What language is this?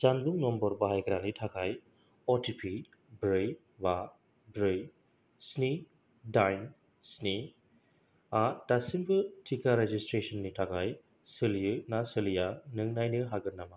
Bodo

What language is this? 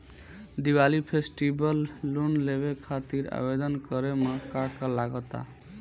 Bhojpuri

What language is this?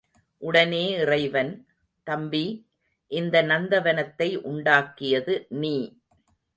Tamil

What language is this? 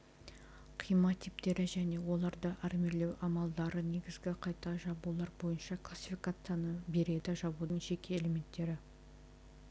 Kazakh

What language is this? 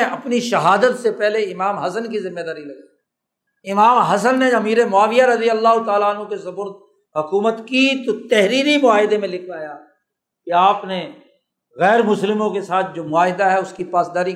Urdu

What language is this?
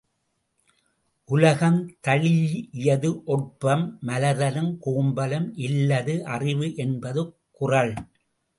Tamil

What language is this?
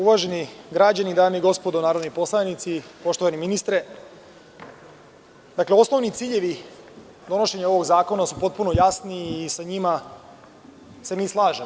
Serbian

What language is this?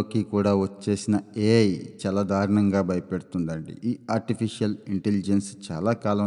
Telugu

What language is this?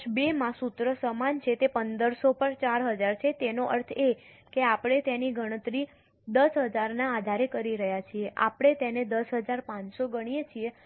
Gujarati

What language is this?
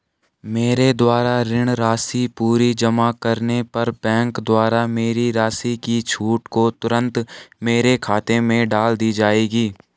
Hindi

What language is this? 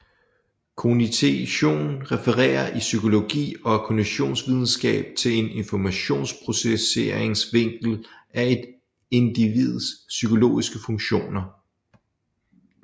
Danish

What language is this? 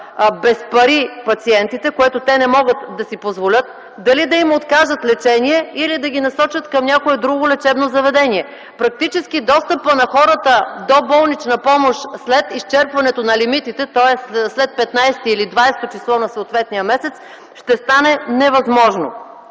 Bulgarian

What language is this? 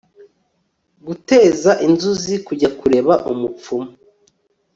Kinyarwanda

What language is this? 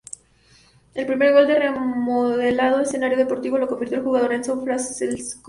Spanish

